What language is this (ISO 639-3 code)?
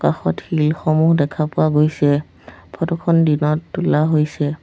asm